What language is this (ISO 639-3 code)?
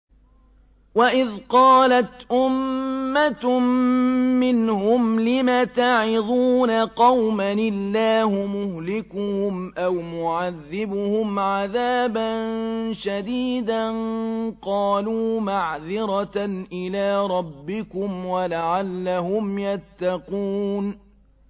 ara